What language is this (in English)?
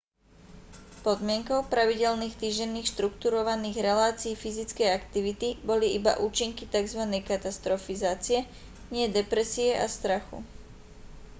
Slovak